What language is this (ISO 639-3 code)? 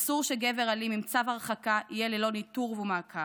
heb